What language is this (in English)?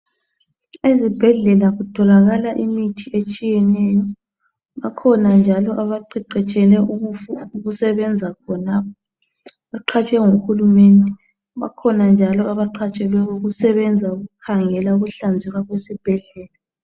North Ndebele